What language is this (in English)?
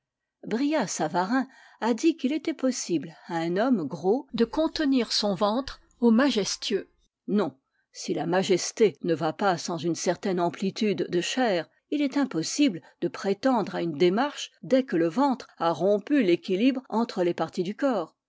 French